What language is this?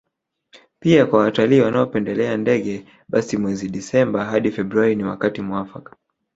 Swahili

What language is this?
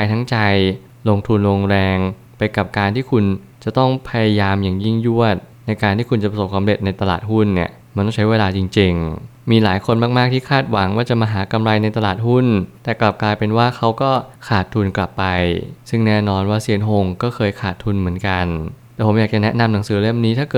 Thai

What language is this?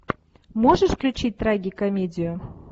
Russian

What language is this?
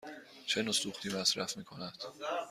Persian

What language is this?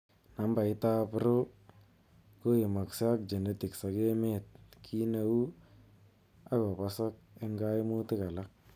Kalenjin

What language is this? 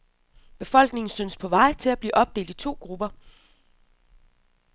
Danish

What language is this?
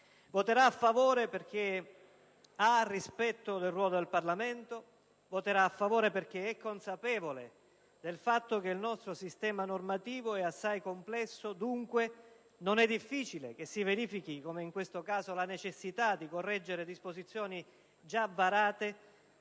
Italian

